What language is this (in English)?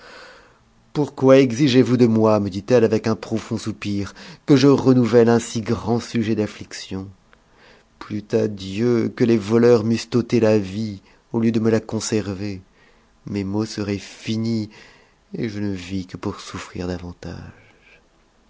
French